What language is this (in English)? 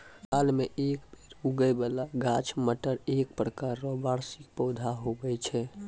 Maithili